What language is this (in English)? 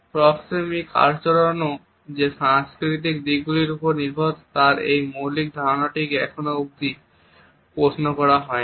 Bangla